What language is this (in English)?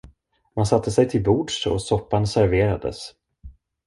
Swedish